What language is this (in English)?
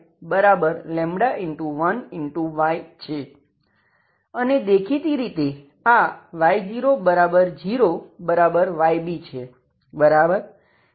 Gujarati